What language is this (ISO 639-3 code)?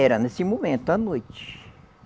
por